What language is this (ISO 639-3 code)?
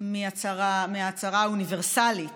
heb